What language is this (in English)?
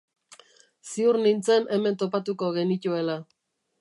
Basque